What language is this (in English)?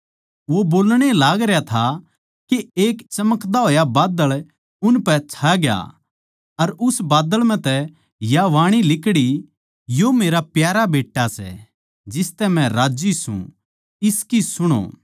Haryanvi